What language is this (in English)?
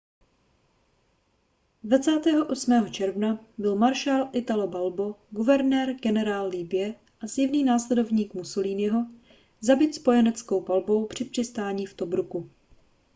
Czech